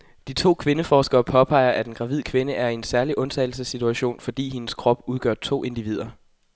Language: Danish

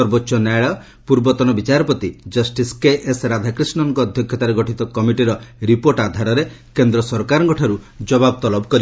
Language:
Odia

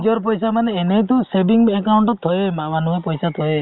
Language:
Assamese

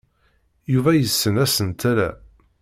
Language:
Kabyle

